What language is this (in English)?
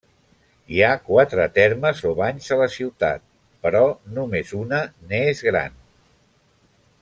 Catalan